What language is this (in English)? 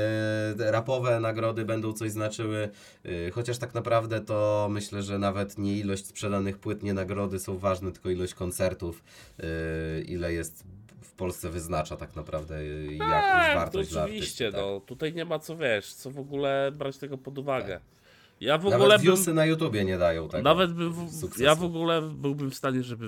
Polish